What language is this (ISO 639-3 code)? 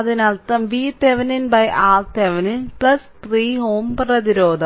mal